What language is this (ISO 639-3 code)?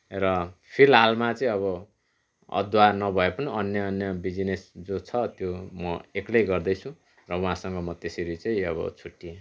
nep